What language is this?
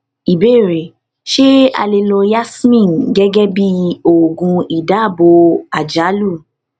Yoruba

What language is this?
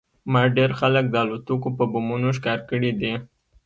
Pashto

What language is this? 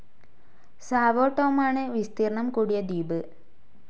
Malayalam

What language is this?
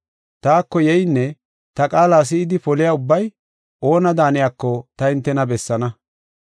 Gofa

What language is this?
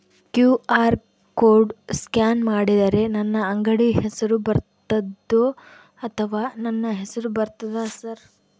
Kannada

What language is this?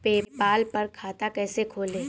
Hindi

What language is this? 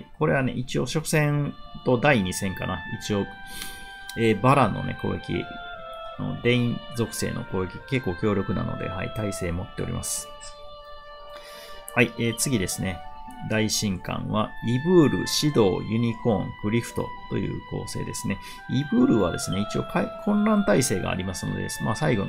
Japanese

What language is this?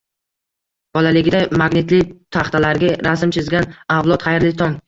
Uzbek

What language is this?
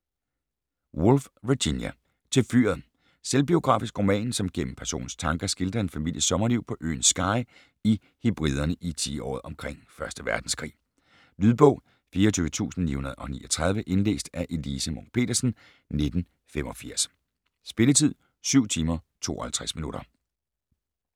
Danish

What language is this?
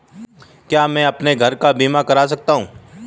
Hindi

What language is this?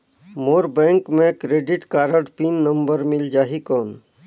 Chhattisgarhi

